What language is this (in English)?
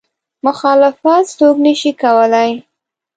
Pashto